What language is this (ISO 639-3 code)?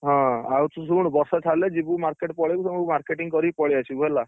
ori